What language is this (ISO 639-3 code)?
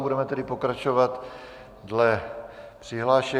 ces